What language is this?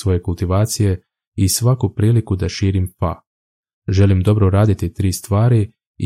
Croatian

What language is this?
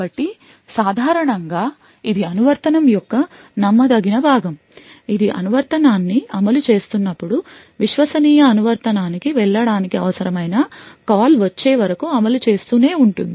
Telugu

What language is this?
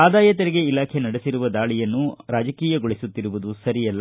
Kannada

